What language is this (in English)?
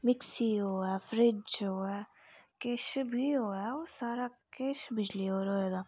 Dogri